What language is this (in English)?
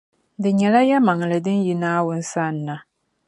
Dagbani